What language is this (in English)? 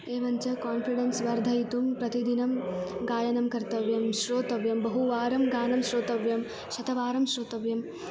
Sanskrit